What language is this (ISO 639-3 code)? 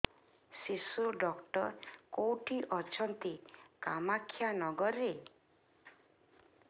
ori